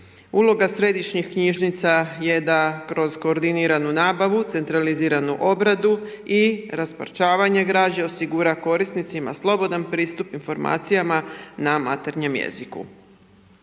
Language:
Croatian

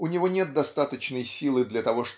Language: Russian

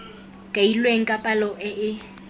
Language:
Tswana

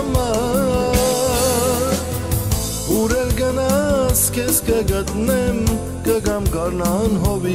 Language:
Turkish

